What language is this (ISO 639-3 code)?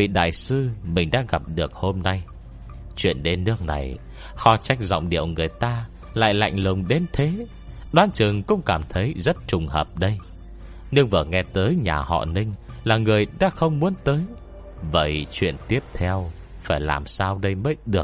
vie